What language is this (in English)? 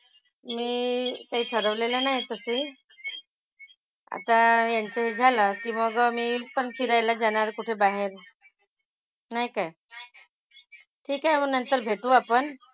Marathi